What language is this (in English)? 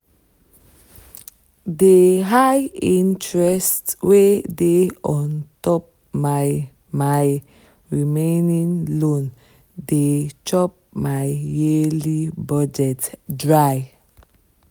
Nigerian Pidgin